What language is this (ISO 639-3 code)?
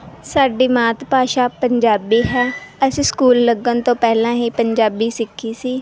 pan